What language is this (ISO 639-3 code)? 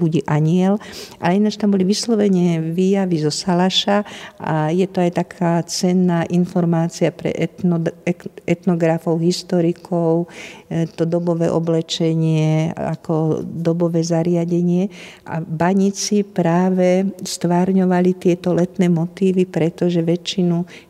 slk